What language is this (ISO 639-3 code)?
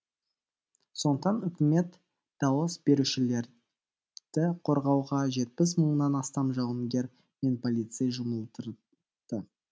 kaz